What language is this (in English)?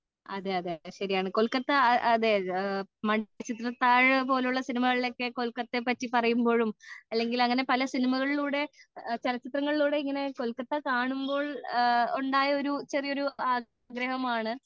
Malayalam